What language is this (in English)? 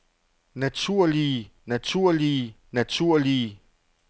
Danish